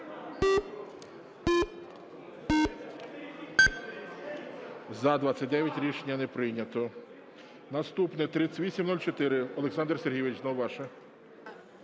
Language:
Ukrainian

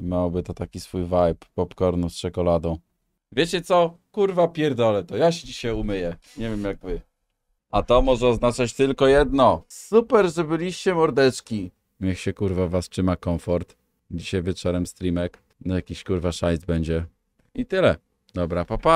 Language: Polish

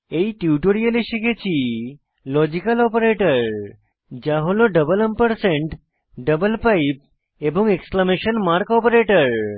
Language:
Bangla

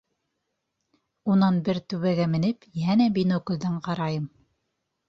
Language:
Bashkir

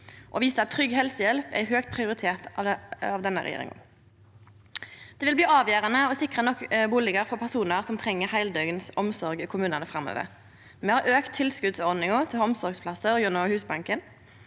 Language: Norwegian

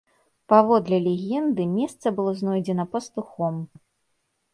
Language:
Belarusian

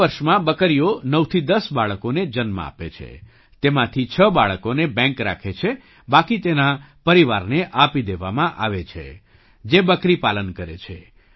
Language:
Gujarati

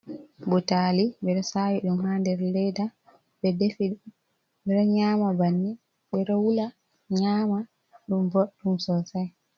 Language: Fula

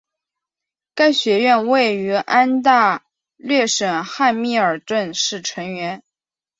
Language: Chinese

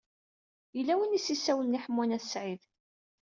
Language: Kabyle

